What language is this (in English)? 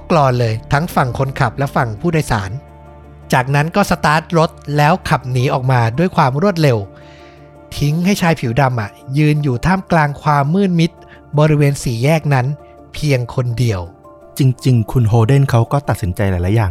Thai